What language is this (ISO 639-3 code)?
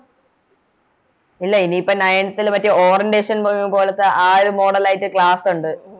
mal